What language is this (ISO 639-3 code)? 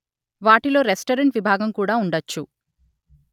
tel